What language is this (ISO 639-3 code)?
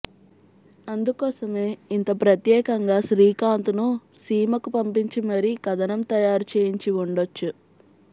tel